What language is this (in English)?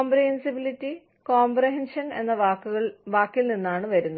Malayalam